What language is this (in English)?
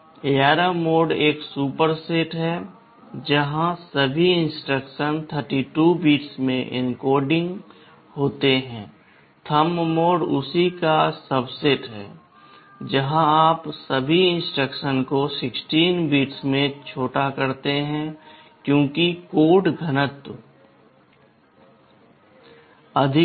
Hindi